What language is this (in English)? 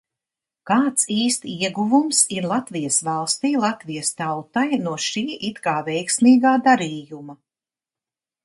Latvian